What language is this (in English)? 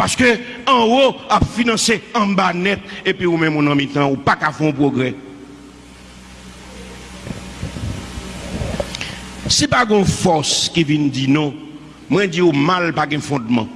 French